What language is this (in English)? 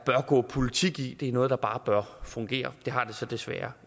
Danish